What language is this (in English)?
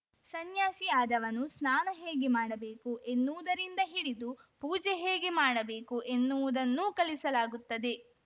Kannada